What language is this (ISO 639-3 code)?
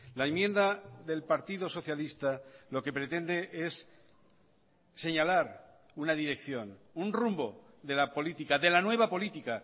spa